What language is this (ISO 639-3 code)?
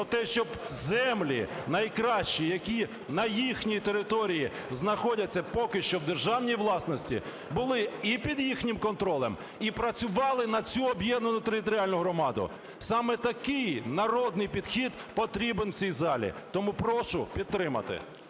ukr